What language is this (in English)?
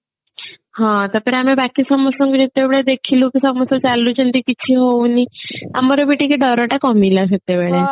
Odia